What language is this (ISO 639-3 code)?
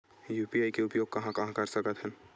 hne